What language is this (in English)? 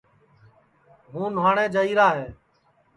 Sansi